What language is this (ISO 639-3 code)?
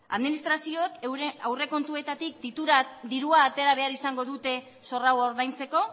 eus